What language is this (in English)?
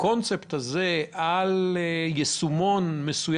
Hebrew